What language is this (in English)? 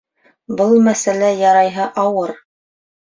Bashkir